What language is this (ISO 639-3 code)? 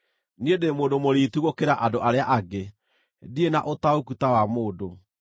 kik